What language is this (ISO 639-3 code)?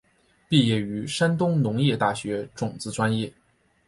zho